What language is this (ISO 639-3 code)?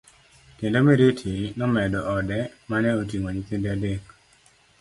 luo